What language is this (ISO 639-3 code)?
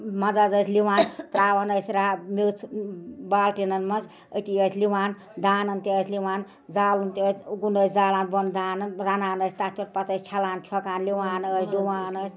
kas